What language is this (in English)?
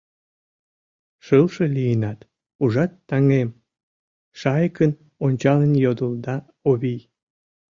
Mari